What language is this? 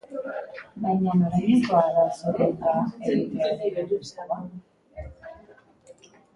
Basque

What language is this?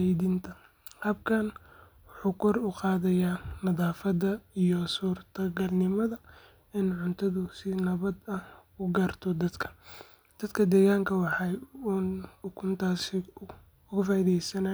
Somali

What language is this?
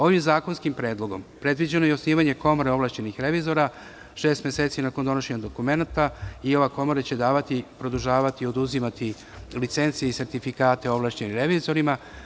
Serbian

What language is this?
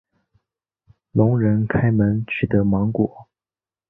Chinese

